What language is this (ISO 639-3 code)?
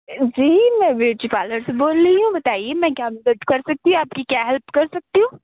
urd